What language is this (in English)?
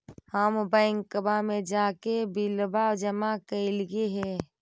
Magahi